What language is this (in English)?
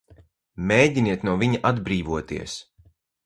Latvian